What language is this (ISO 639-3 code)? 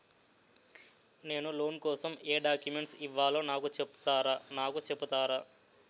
tel